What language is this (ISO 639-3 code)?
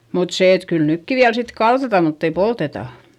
fin